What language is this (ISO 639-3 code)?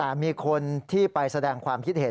tha